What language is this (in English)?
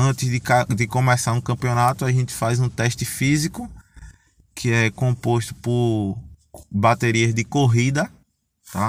Portuguese